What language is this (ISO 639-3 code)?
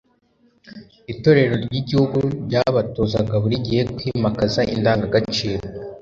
kin